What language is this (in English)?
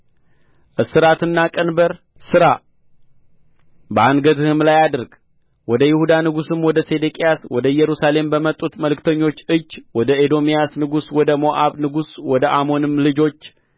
Amharic